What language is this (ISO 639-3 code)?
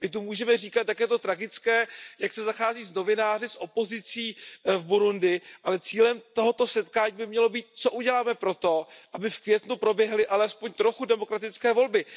ces